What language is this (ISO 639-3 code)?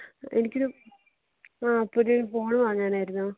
mal